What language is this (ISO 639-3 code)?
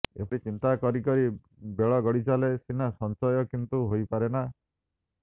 ori